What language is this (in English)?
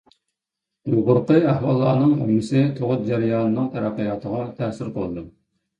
Uyghur